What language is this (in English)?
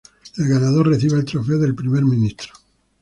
Spanish